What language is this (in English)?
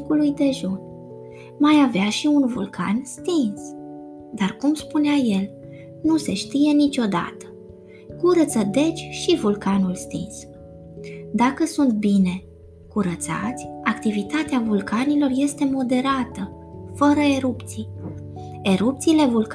Romanian